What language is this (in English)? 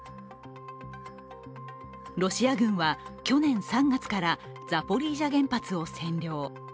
Japanese